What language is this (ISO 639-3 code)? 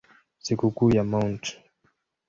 swa